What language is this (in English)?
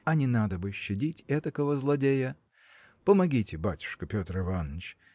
Russian